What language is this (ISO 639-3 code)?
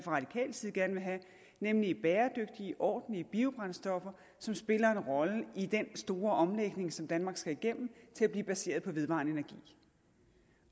dan